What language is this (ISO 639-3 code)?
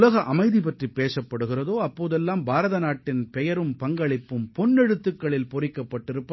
tam